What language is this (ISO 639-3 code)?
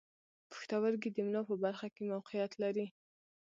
pus